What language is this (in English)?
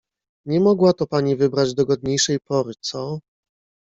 Polish